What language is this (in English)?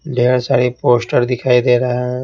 Hindi